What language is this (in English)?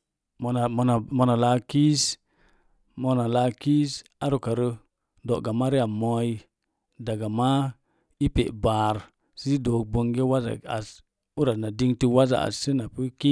Mom Jango